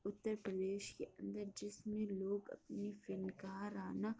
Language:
Urdu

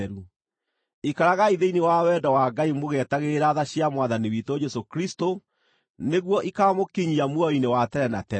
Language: Kikuyu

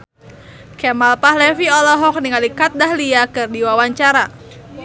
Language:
Sundanese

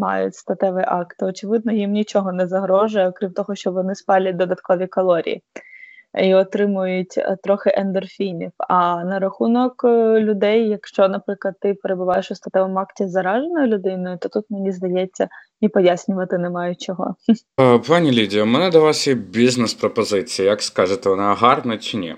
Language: Ukrainian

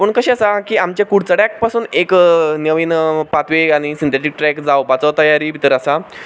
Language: Konkani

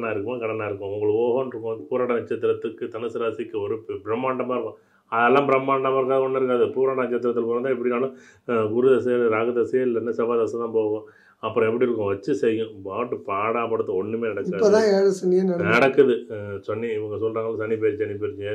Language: Tamil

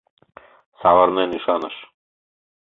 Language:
Mari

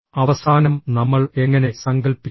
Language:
Malayalam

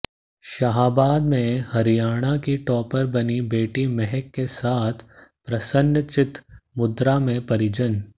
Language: Hindi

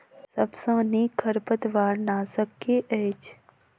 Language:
Maithili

